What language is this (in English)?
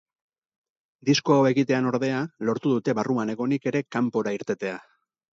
Basque